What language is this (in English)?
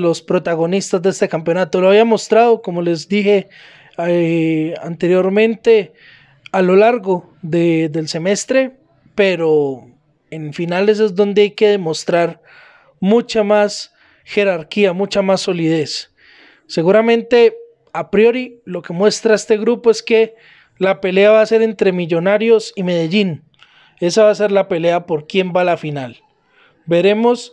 Spanish